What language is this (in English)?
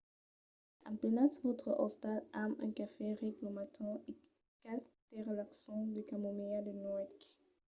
Occitan